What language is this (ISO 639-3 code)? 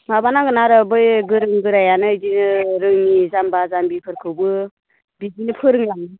brx